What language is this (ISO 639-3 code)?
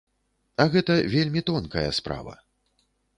bel